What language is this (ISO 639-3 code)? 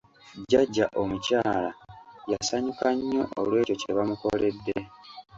lug